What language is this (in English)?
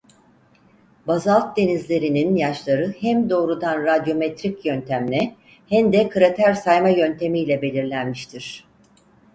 Turkish